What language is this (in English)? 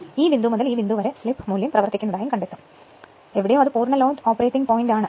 Malayalam